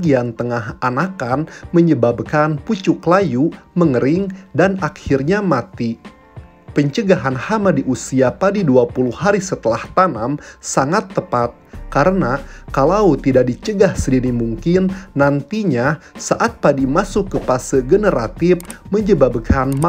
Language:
Indonesian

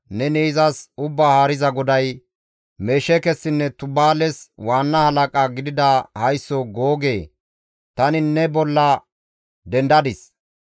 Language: Gamo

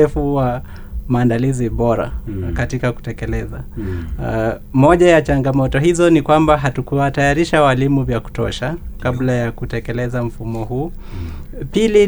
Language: Swahili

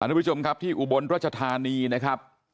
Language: Thai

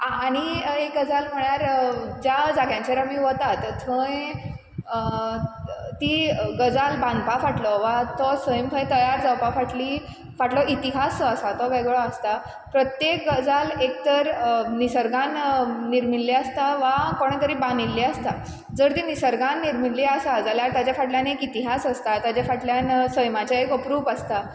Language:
Konkani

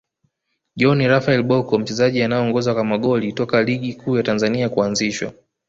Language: Swahili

